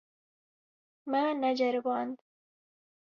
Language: Kurdish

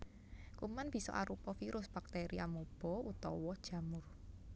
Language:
Javanese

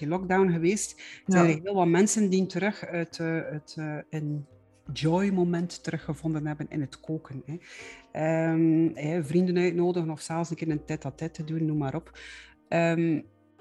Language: Dutch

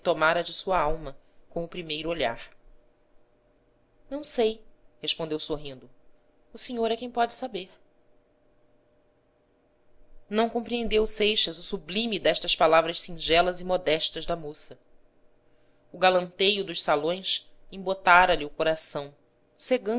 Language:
Portuguese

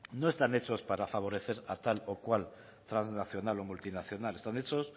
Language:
Spanish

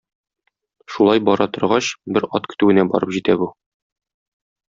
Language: Tatar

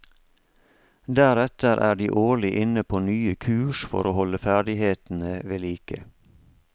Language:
Norwegian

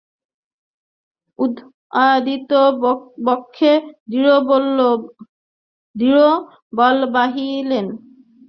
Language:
Bangla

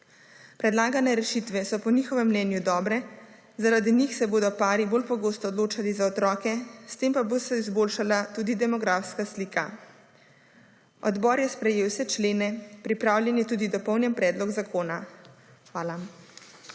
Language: Slovenian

